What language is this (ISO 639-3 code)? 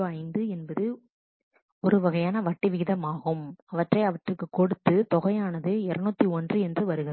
tam